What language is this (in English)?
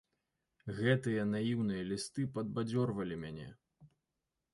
Belarusian